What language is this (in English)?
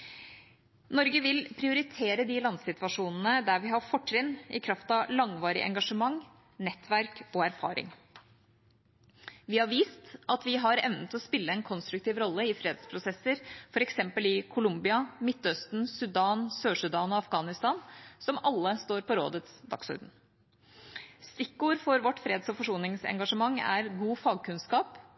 Norwegian Bokmål